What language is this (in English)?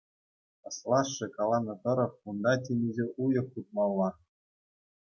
Chuvash